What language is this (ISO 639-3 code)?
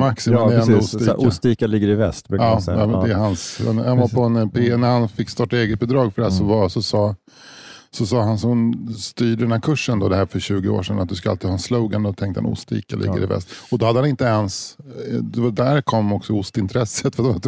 swe